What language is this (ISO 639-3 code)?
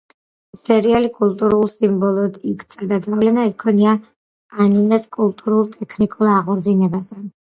kat